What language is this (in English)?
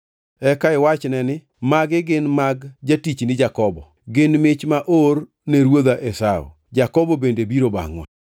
Luo (Kenya and Tanzania)